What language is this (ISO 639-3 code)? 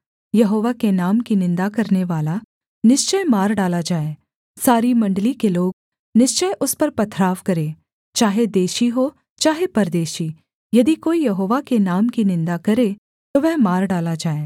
hin